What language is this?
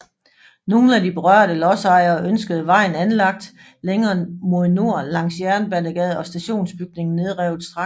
Danish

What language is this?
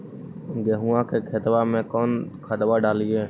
Magahi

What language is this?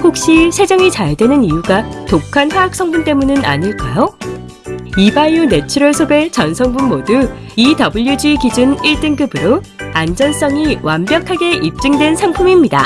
Korean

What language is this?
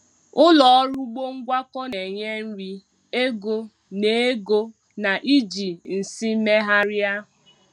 Igbo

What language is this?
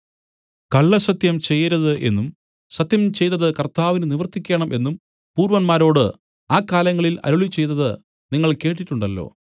Malayalam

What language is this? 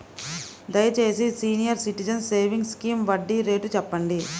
Telugu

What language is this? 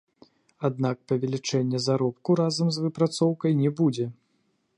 Belarusian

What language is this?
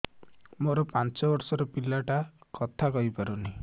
Odia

